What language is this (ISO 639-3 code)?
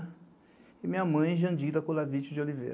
por